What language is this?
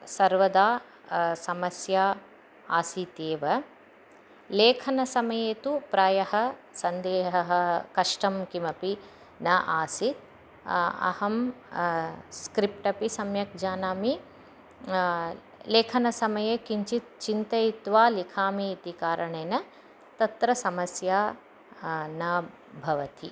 Sanskrit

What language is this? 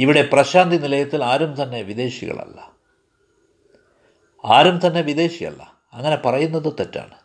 Malayalam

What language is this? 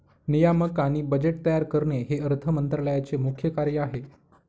Marathi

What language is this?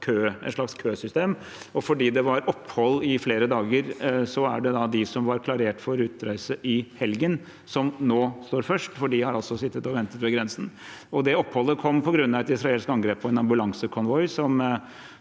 Norwegian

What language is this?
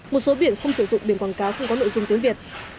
Vietnamese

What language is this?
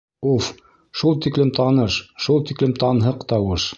Bashkir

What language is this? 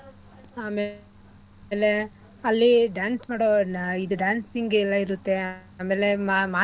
Kannada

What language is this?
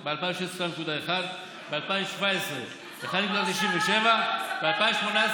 Hebrew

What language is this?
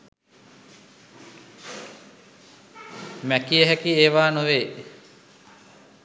Sinhala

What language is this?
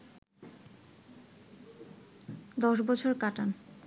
Bangla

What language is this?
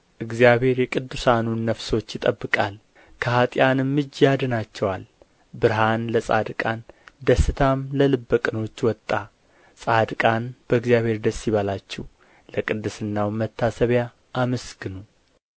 Amharic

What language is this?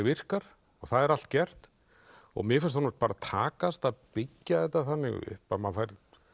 Icelandic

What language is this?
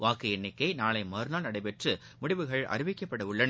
Tamil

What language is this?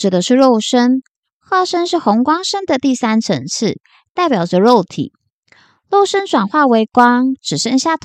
Chinese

